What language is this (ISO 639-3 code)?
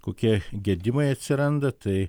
lit